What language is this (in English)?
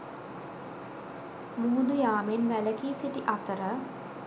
Sinhala